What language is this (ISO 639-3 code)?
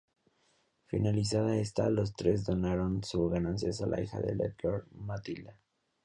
spa